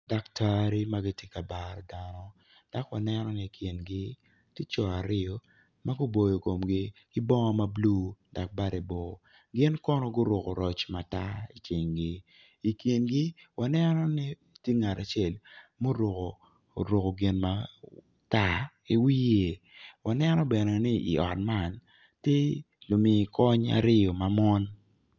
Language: Acoli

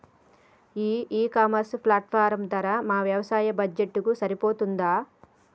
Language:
Telugu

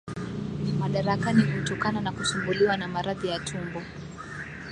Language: Swahili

